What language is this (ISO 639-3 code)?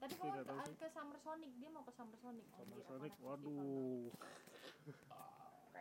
ind